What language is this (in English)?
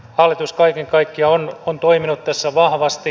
Finnish